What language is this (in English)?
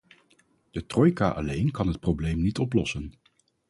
Dutch